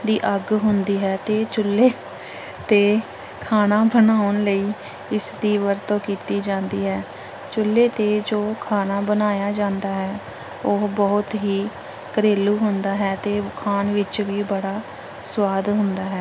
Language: Punjabi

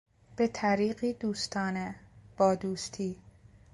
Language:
Persian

